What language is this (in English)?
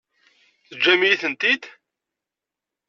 Kabyle